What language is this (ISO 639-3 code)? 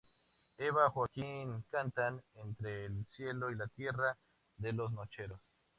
spa